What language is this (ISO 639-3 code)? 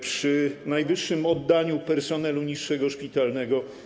pol